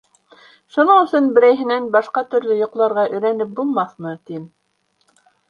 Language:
Bashkir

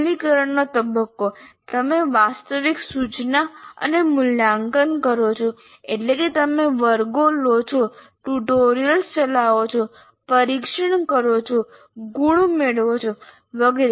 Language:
Gujarati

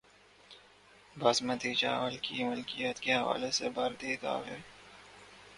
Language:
Urdu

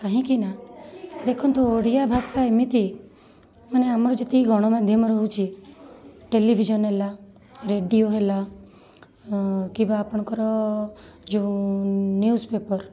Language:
Odia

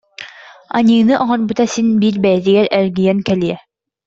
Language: Yakut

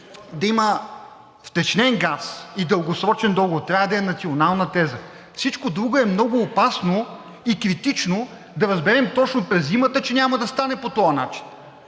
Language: Bulgarian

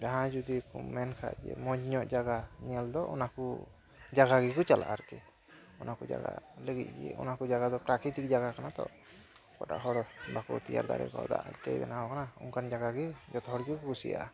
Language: Santali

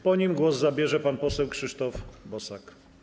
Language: Polish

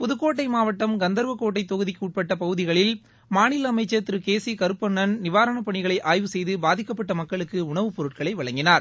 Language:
Tamil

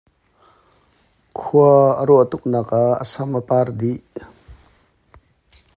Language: Hakha Chin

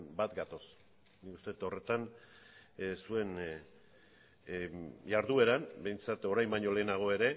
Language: Basque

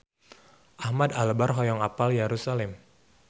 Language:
Sundanese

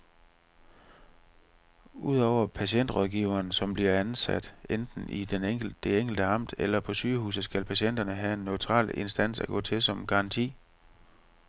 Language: Danish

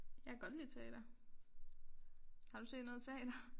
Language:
Danish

